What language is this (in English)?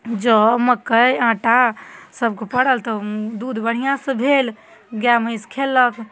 Maithili